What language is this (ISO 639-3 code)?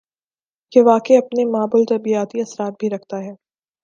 urd